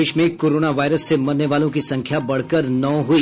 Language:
Hindi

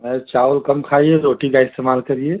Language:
Hindi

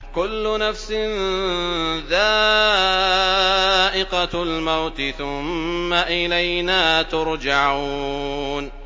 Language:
Arabic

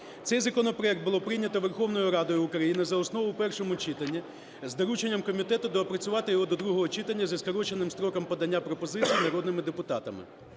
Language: Ukrainian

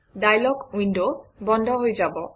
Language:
Assamese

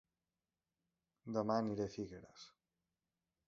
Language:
Catalan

